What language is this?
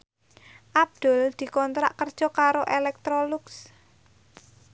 Javanese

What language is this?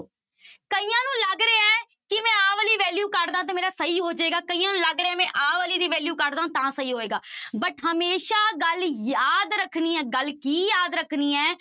Punjabi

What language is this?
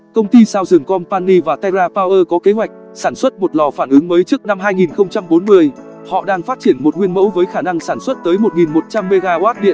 Vietnamese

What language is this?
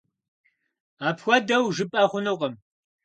Kabardian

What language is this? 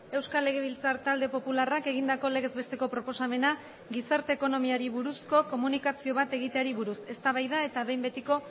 Basque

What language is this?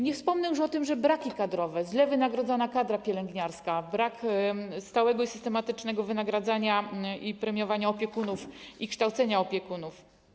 Polish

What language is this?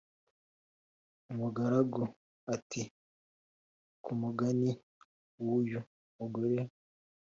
Kinyarwanda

